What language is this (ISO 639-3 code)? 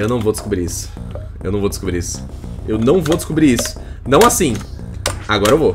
por